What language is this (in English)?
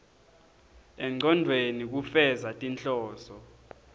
Swati